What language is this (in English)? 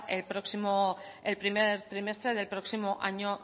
Spanish